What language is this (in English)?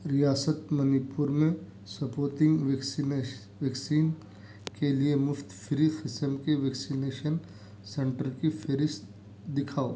Urdu